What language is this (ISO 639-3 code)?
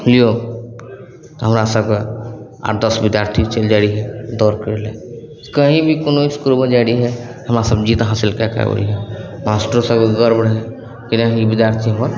mai